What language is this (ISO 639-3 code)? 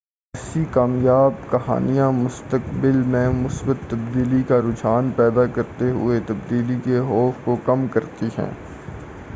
urd